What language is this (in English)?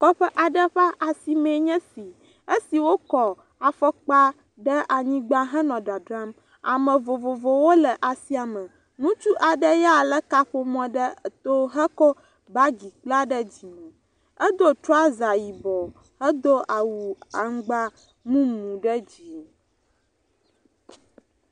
Ewe